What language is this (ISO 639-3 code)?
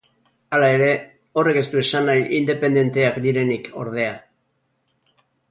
eus